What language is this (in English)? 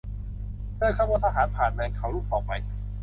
Thai